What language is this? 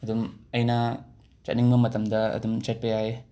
Manipuri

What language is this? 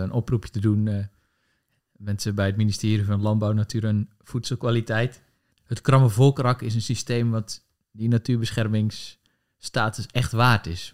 Dutch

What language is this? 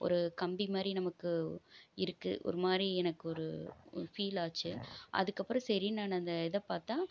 Tamil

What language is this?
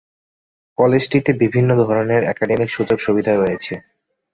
Bangla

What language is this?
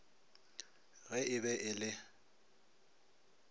Northern Sotho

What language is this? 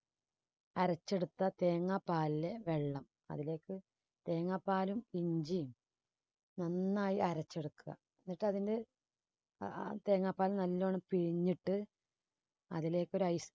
Malayalam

